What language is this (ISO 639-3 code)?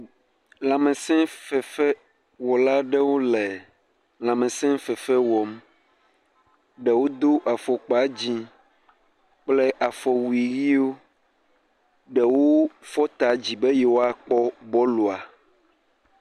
ewe